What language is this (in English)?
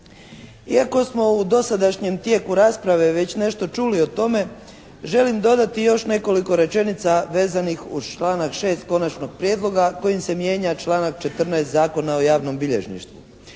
Croatian